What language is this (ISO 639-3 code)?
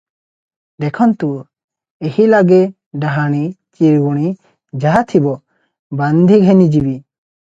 ori